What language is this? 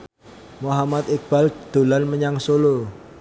Javanese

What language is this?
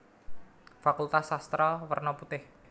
Javanese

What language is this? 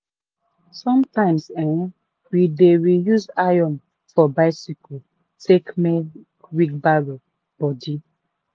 Nigerian Pidgin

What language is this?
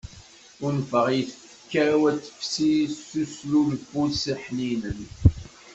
Kabyle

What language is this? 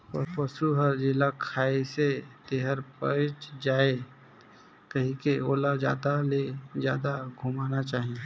Chhattisgarhi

